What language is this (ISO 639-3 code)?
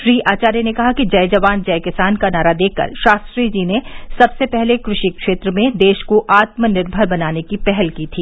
hin